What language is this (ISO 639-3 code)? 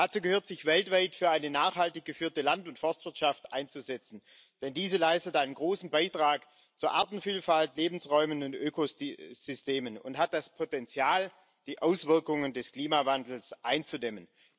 deu